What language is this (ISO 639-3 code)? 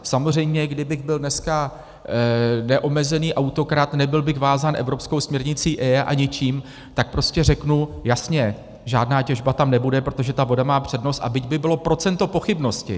ces